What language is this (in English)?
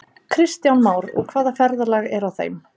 Icelandic